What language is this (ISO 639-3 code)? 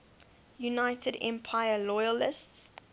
eng